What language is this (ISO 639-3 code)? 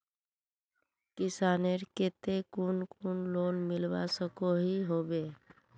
mag